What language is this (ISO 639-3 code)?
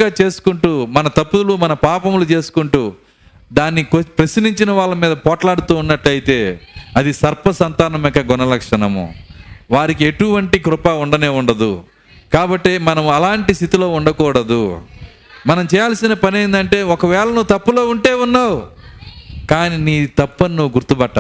tel